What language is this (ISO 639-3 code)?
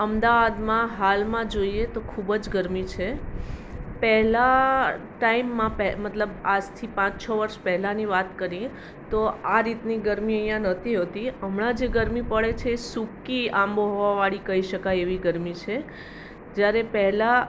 guj